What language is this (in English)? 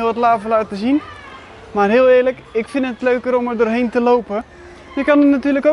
Dutch